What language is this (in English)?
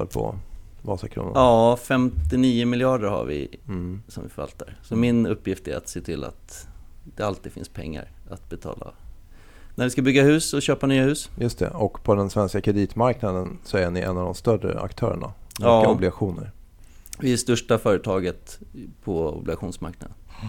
Swedish